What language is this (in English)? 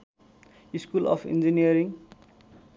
Nepali